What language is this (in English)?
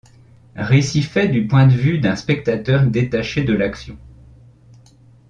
French